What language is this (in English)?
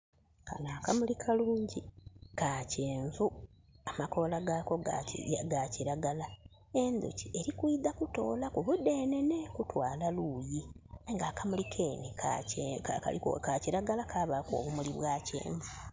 Soga